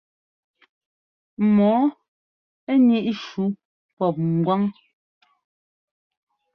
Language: Ngomba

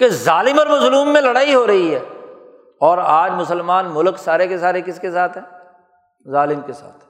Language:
Urdu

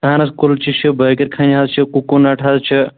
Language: Kashmiri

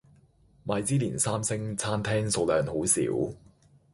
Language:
Cantonese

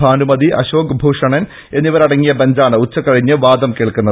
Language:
Malayalam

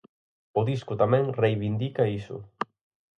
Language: Galician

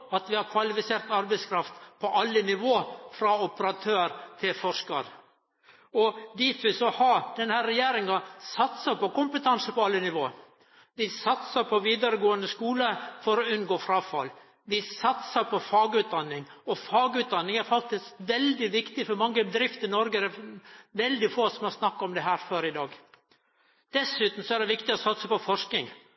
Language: Norwegian Nynorsk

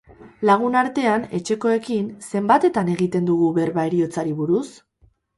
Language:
Basque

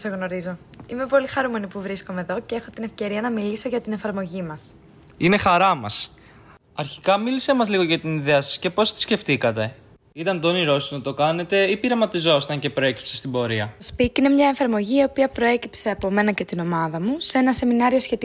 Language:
Greek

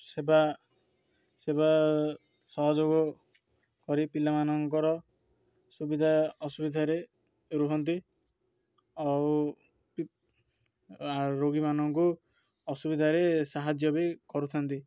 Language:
Odia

